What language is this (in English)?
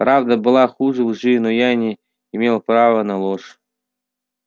Russian